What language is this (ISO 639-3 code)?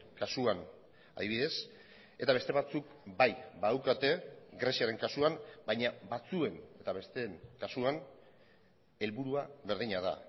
eus